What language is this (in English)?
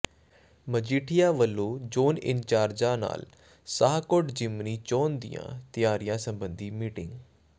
Punjabi